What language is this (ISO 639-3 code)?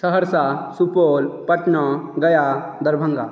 mai